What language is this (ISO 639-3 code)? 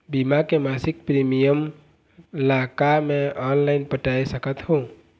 hne